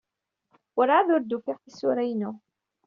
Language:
Kabyle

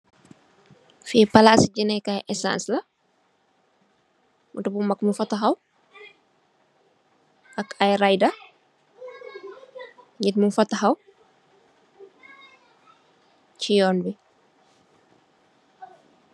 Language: Wolof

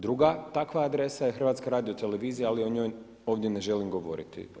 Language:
Croatian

